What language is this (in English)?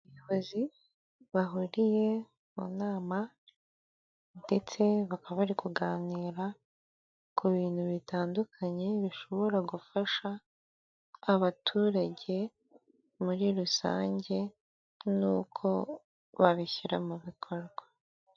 Kinyarwanda